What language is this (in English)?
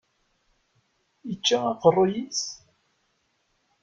Kabyle